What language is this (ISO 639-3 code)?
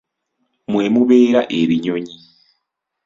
lug